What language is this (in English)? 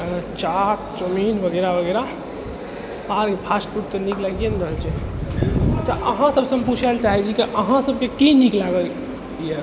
Maithili